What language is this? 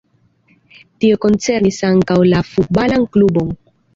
Esperanto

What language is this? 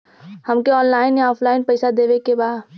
Bhojpuri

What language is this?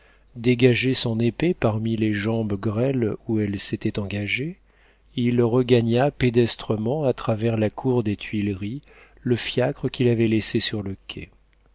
French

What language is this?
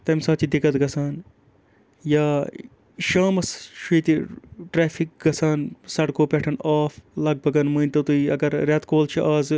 Kashmiri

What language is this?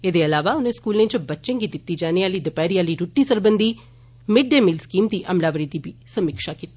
Dogri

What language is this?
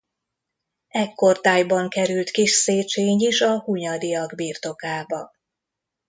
Hungarian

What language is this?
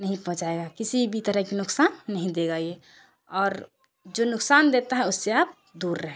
Urdu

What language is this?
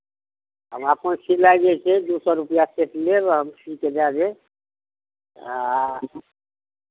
Maithili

